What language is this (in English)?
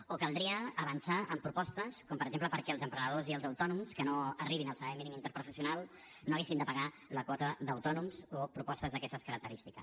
Catalan